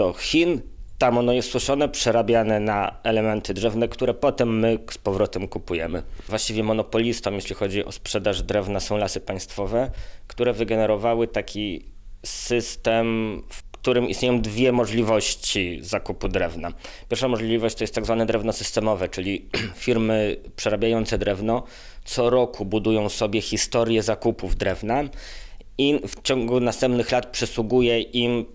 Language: Polish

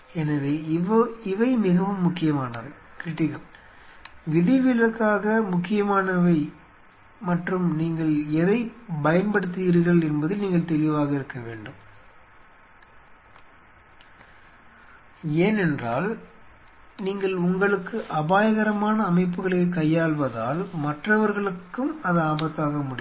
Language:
Tamil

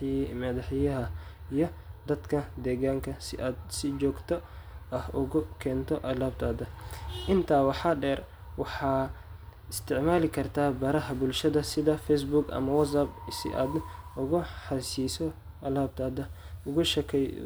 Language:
Somali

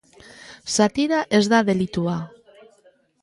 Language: Basque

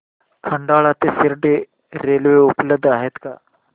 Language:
Marathi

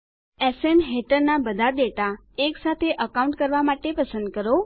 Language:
Gujarati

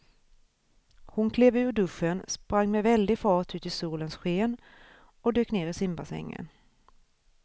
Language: Swedish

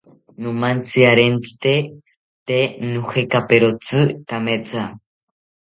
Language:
South Ucayali Ashéninka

